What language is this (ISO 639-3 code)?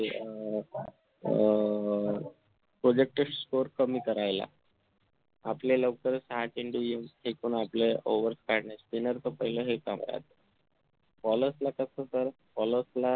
mar